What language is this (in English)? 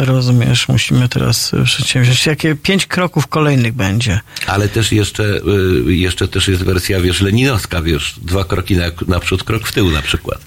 Polish